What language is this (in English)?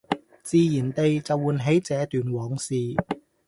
Cantonese